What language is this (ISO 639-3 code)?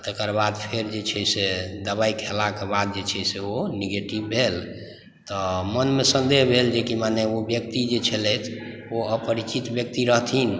mai